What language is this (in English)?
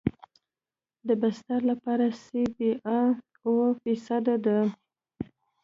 Pashto